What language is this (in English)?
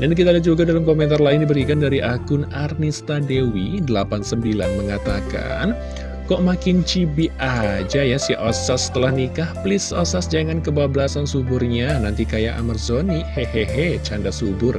Indonesian